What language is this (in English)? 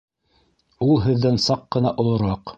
Bashkir